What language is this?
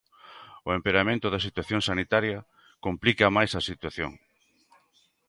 Galician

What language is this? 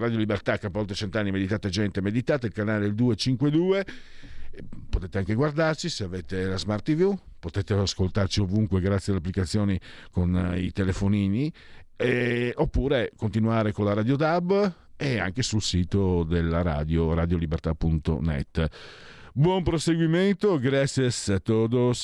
Italian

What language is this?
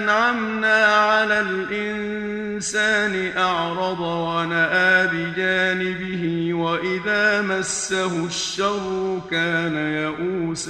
Arabic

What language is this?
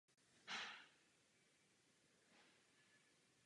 Czech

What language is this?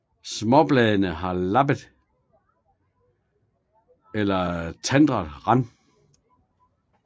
Danish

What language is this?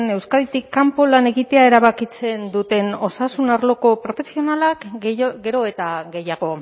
Basque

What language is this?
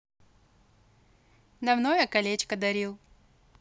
Russian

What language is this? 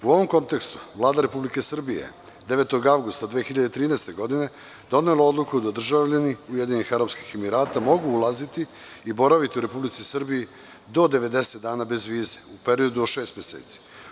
Serbian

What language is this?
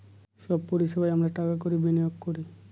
Bangla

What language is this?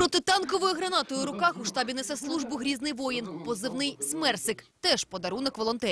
Ukrainian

